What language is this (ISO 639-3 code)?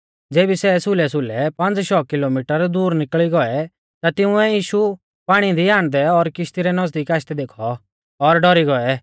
bfz